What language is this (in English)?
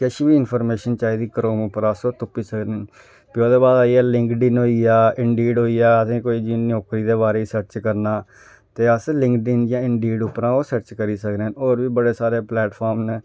Dogri